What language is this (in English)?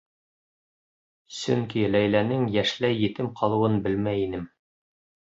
Bashkir